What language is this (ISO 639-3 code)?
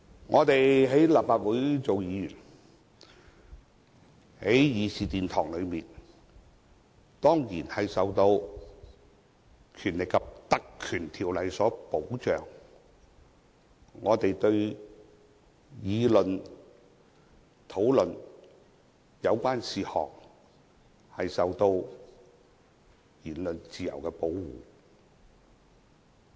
yue